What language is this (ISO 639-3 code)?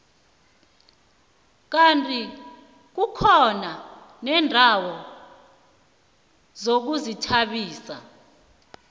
nbl